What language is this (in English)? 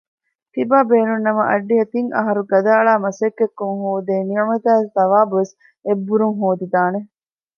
Divehi